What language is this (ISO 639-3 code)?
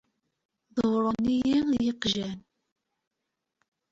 kab